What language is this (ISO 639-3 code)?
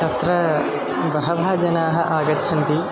san